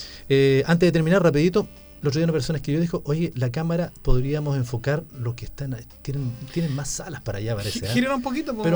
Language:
Spanish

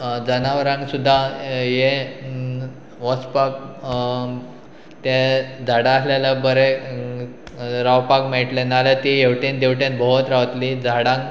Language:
Konkani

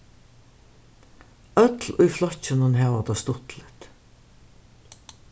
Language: Faroese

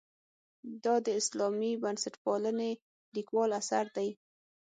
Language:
Pashto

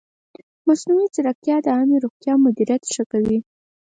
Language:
Pashto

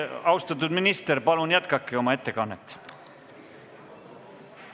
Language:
Estonian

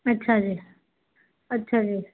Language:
Punjabi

